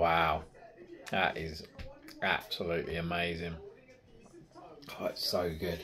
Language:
English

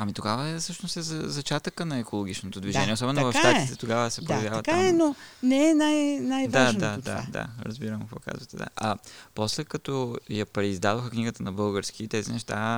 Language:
Bulgarian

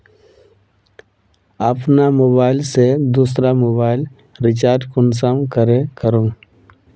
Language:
Magahi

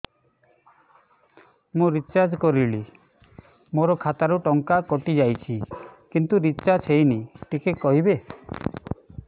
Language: Odia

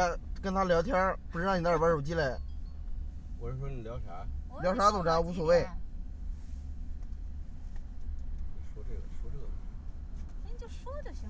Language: Chinese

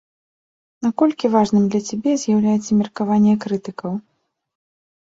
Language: Belarusian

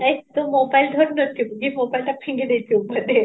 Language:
Odia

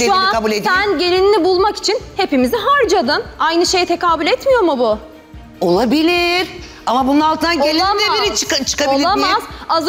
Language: Turkish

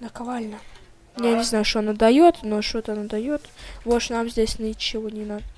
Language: Russian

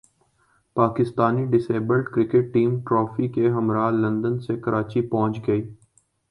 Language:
Urdu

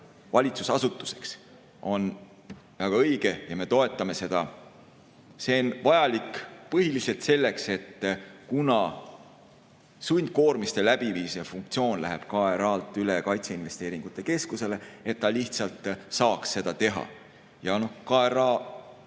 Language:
Estonian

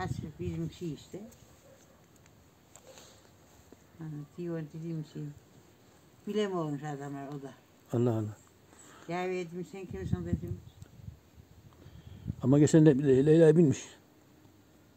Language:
Turkish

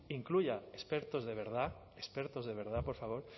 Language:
Spanish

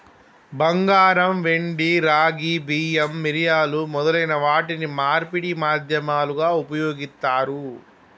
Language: Telugu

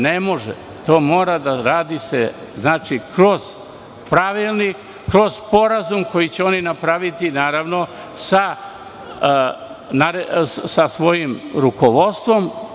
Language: Serbian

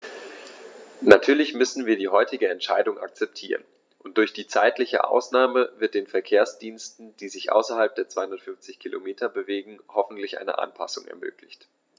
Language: German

